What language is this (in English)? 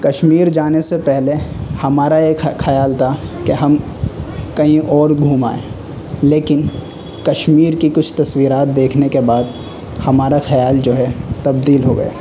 Urdu